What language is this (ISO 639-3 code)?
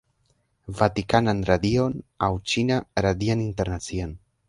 epo